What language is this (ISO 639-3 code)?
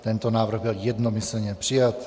ces